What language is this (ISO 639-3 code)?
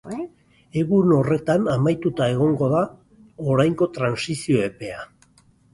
eus